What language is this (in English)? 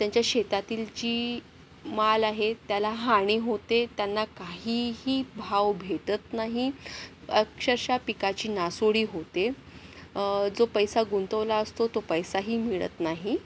Marathi